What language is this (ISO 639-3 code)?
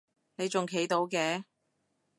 yue